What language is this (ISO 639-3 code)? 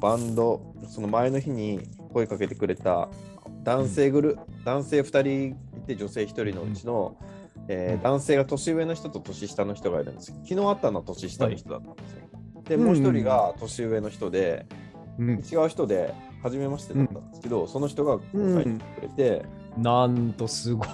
jpn